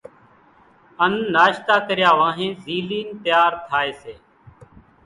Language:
Kachi Koli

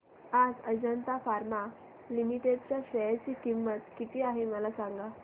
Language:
Marathi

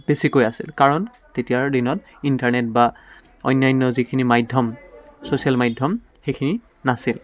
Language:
Assamese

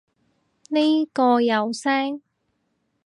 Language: Cantonese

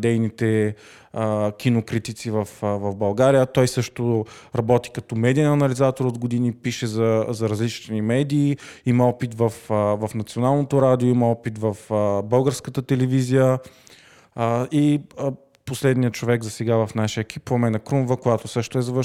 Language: Bulgarian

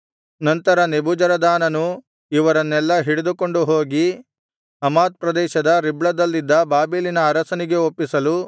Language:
Kannada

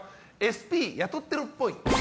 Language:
Japanese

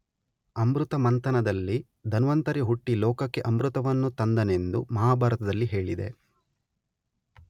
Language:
Kannada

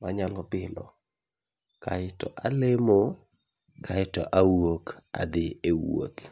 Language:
Luo (Kenya and Tanzania)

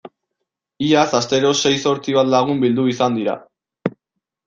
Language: Basque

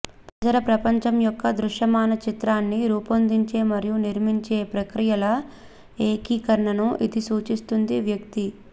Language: Telugu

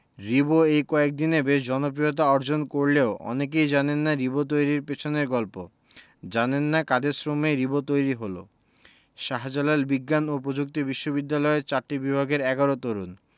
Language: Bangla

